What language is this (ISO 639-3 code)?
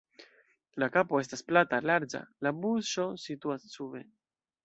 epo